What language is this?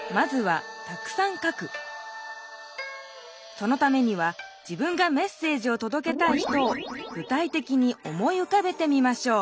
Japanese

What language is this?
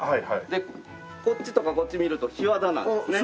Japanese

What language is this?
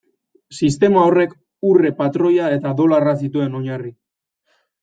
Basque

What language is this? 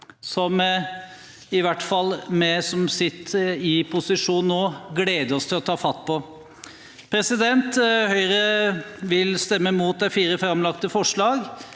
Norwegian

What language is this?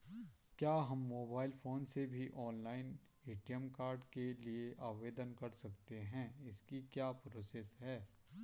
Hindi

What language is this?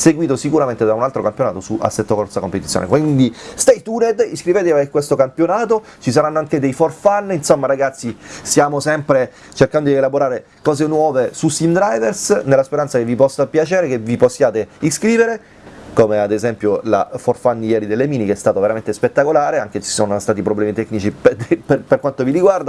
Italian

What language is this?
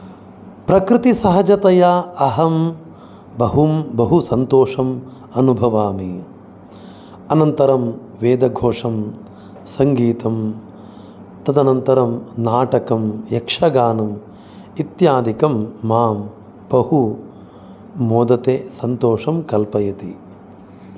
Sanskrit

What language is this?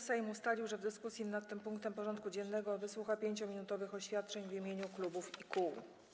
Polish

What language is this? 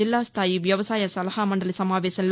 Telugu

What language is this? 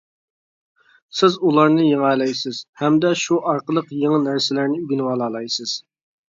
Uyghur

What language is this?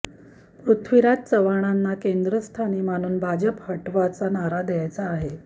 Marathi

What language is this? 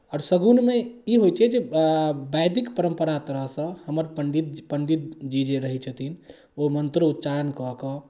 Maithili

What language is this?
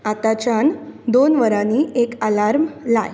Konkani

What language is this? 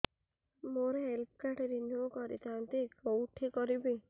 Odia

